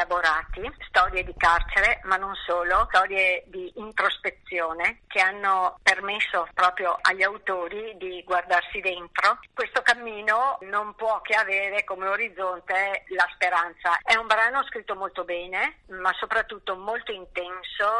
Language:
Italian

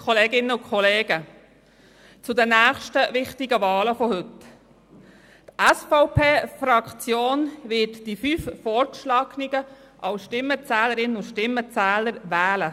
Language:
Swiss German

